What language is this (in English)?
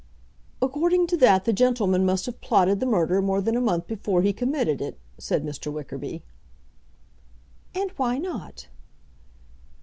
English